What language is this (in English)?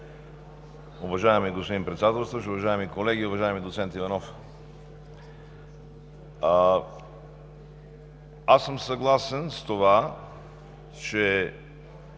Bulgarian